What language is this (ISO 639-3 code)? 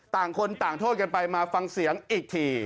tha